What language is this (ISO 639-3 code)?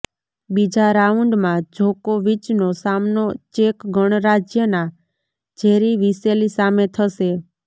guj